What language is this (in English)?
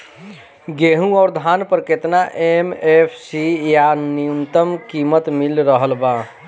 Bhojpuri